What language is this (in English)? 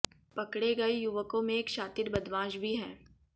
Hindi